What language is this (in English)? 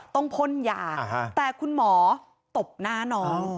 Thai